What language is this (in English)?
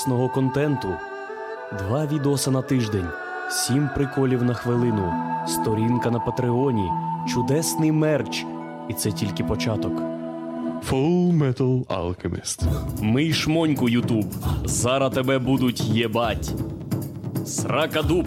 Ukrainian